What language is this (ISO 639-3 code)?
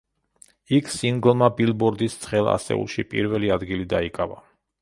kat